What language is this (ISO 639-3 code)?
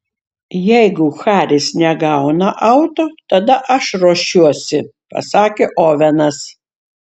lit